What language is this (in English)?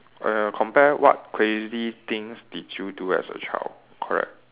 English